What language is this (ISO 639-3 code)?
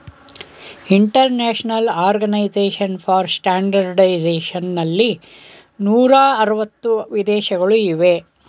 kan